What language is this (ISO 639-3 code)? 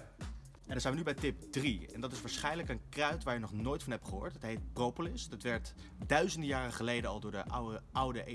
nld